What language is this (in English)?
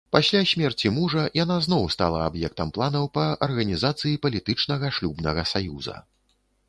Belarusian